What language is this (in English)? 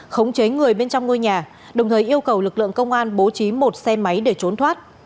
Vietnamese